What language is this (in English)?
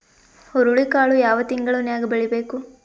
Kannada